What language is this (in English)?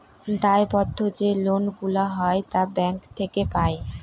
Bangla